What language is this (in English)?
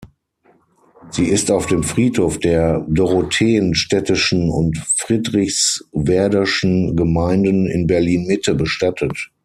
German